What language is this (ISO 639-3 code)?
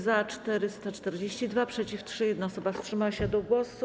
pol